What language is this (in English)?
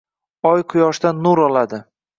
Uzbek